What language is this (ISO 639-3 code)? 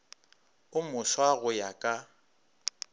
nso